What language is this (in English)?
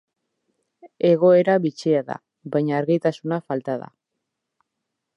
Basque